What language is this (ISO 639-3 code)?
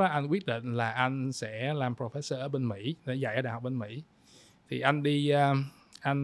vie